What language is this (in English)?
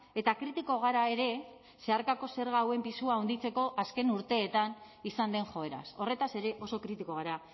Basque